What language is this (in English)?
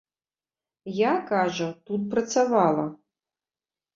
Belarusian